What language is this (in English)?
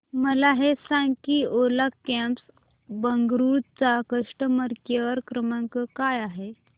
Marathi